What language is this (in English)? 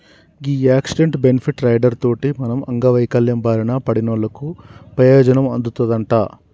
Telugu